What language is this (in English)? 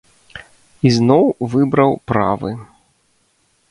Belarusian